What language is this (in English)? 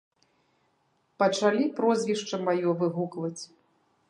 Belarusian